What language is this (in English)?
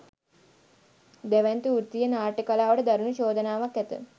Sinhala